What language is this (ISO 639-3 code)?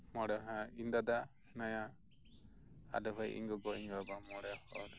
sat